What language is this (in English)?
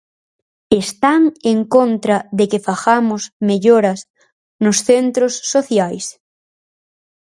Galician